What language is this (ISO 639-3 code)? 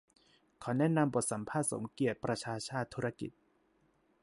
tha